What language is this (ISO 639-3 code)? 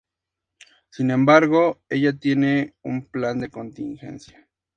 spa